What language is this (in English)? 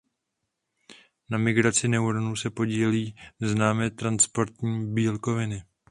Czech